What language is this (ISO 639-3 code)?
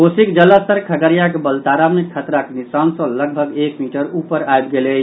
mai